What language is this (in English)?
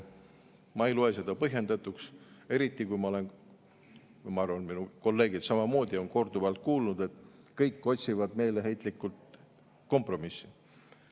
Estonian